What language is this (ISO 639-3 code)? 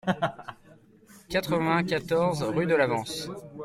fra